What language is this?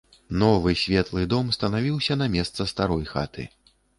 Belarusian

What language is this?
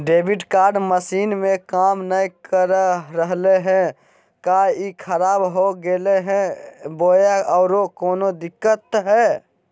Magahi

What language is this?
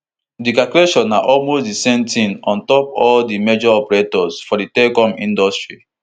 Nigerian Pidgin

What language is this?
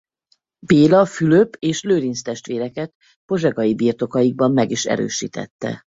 Hungarian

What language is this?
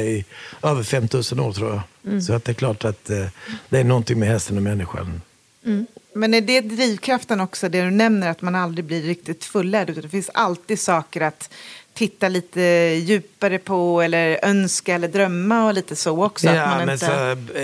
Swedish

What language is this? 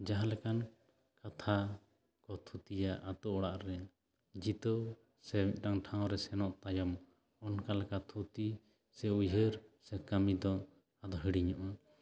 Santali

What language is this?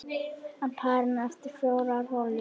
Icelandic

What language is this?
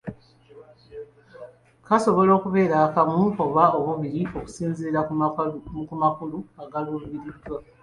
Ganda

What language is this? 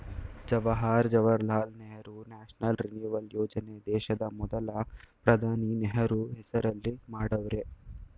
Kannada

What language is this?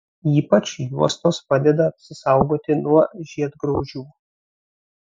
Lithuanian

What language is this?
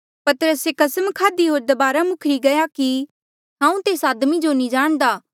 Mandeali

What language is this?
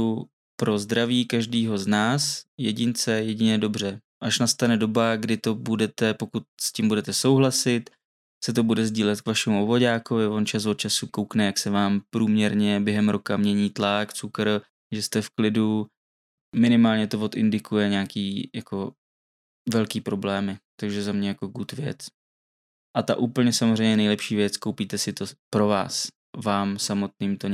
Czech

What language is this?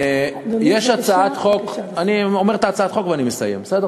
Hebrew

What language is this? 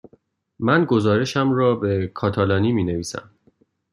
Persian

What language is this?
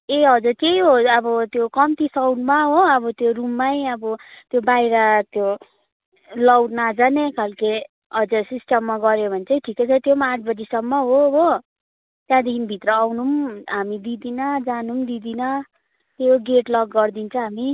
Nepali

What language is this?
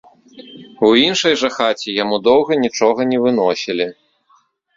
Belarusian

